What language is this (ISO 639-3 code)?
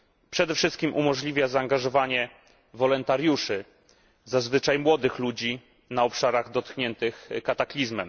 pol